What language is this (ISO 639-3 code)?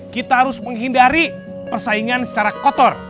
ind